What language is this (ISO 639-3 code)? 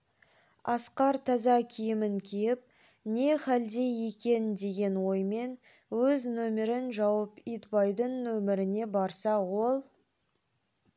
kaz